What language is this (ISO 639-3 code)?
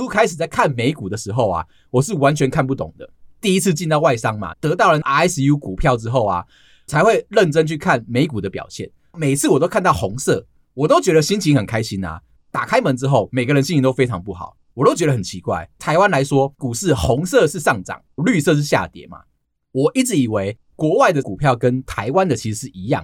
zho